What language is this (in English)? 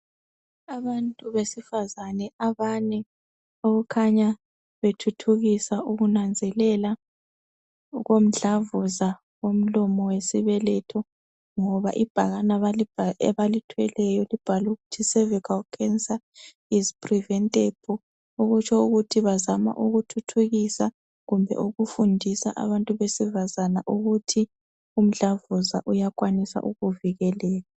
North Ndebele